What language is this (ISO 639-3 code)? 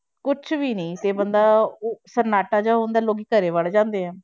pan